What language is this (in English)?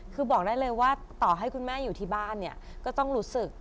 Thai